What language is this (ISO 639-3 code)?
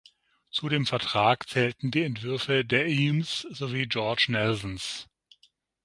deu